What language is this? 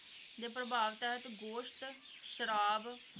Punjabi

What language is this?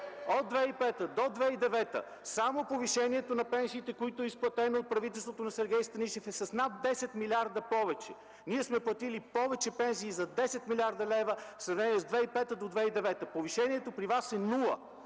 Bulgarian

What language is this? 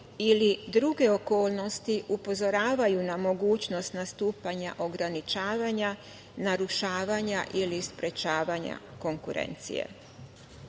Serbian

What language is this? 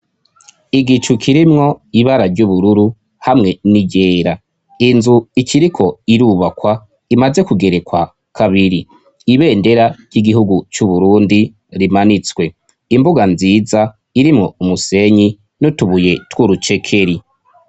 Rundi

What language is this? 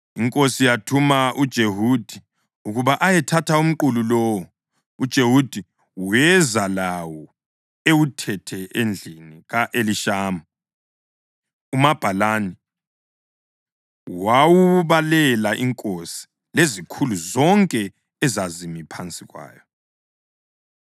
North Ndebele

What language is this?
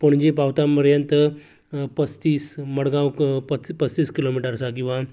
Konkani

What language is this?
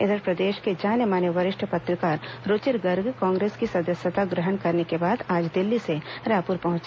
Hindi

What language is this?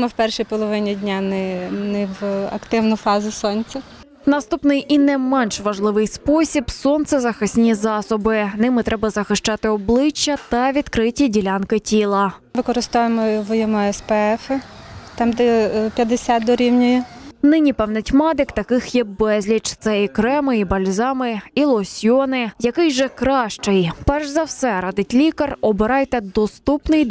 Ukrainian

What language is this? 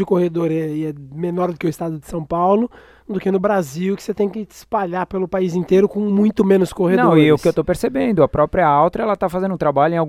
Portuguese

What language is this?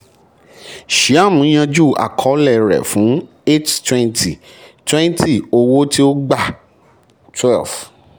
Yoruba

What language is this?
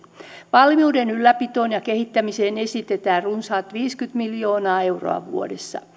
Finnish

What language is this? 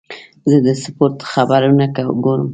Pashto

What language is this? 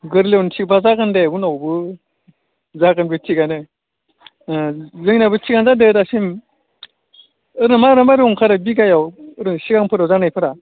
Bodo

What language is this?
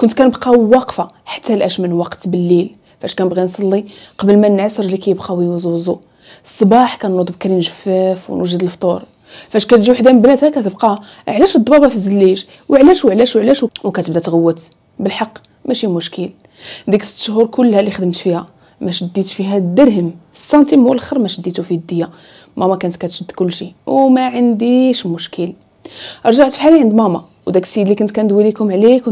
Arabic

